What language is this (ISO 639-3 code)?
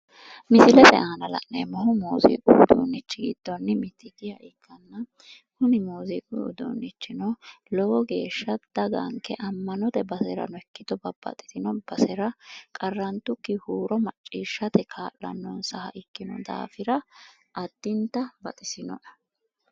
sid